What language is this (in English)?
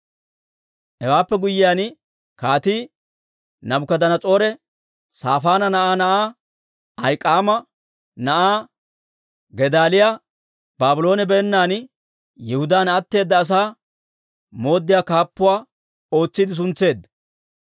Dawro